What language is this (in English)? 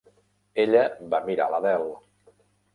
Catalan